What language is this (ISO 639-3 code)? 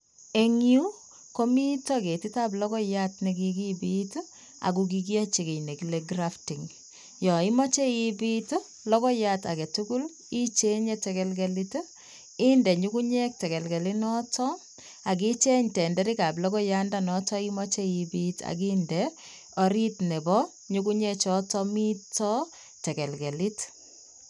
kln